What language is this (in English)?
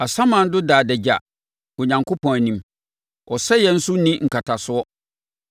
Akan